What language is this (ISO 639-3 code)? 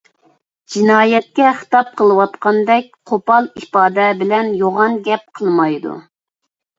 uig